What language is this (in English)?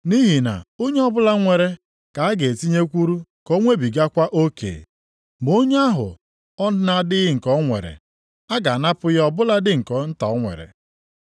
Igbo